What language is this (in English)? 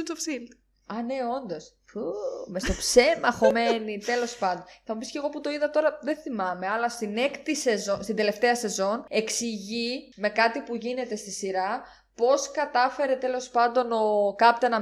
Greek